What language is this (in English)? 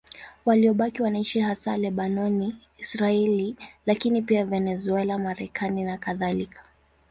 Swahili